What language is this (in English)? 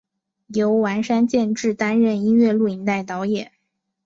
Chinese